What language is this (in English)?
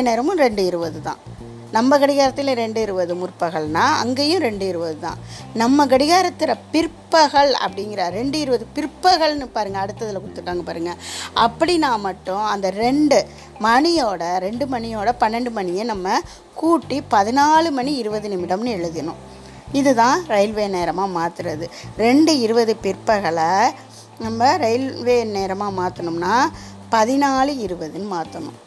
Tamil